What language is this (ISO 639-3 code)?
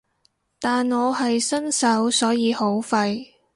yue